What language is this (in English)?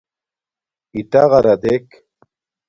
Domaaki